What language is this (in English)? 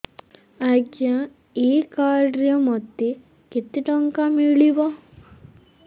Odia